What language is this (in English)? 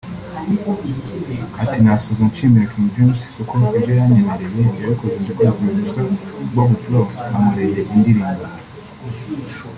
Kinyarwanda